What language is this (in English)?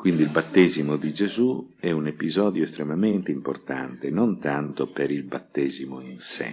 Italian